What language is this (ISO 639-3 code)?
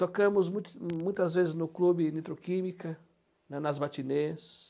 por